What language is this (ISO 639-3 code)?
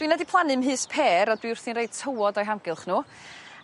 cym